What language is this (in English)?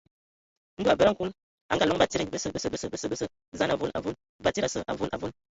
Ewondo